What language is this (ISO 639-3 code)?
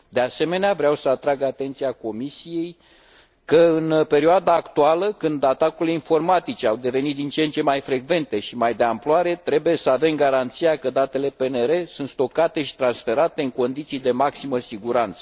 ron